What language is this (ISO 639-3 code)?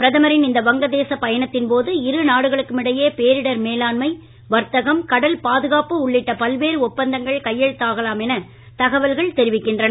tam